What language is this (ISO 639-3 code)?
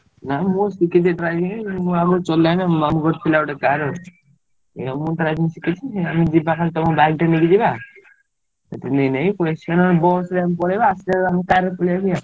ori